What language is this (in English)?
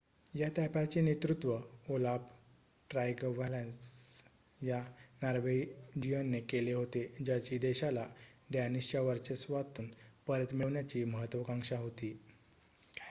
Marathi